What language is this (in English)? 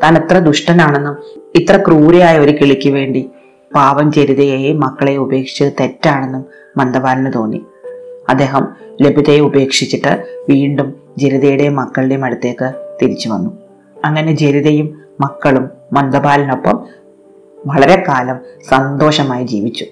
Malayalam